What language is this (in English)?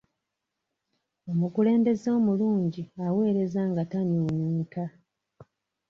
Ganda